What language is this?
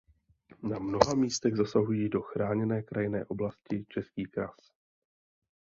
Czech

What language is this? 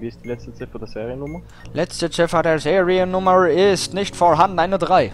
German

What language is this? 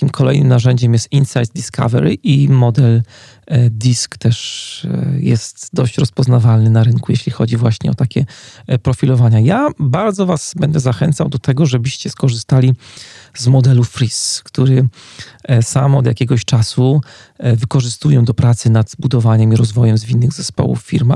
Polish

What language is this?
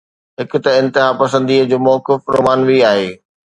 Sindhi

